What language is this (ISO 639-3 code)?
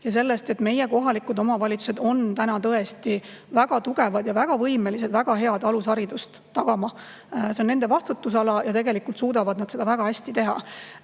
est